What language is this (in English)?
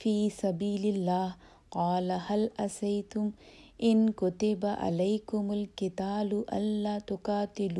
Urdu